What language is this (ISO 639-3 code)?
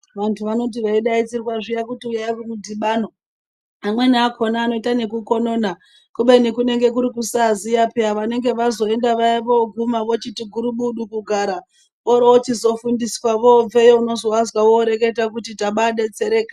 ndc